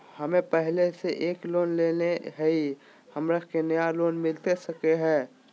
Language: Magahi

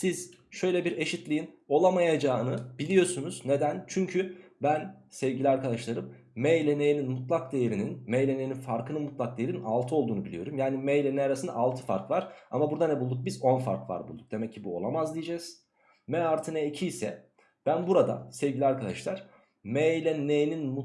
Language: Turkish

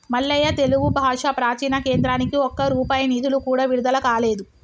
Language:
Telugu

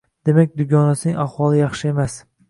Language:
Uzbek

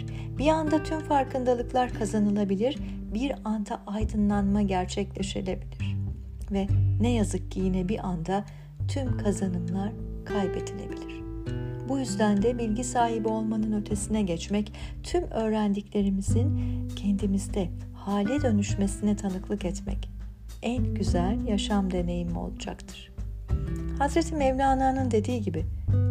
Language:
Turkish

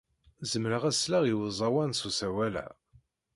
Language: Kabyle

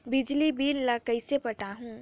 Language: Chhattisgarhi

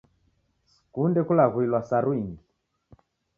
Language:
Taita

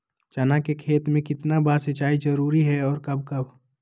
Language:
Magahi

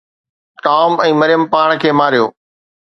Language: Sindhi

